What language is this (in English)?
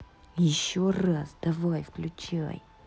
Russian